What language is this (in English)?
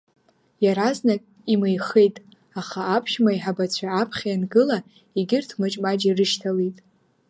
Abkhazian